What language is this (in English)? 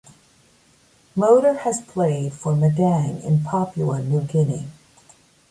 English